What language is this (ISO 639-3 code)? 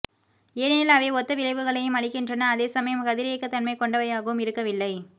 tam